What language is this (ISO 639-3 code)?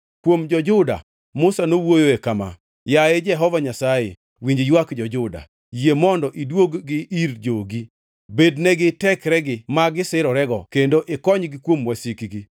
luo